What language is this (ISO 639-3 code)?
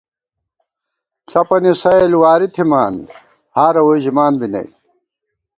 gwt